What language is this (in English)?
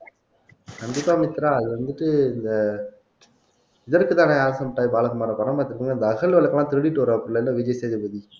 Tamil